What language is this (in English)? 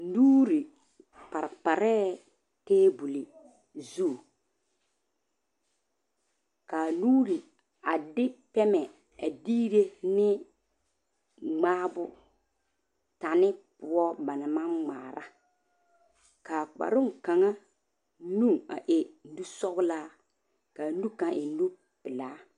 Southern Dagaare